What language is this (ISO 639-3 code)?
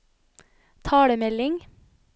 nor